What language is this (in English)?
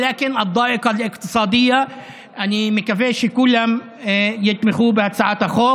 Hebrew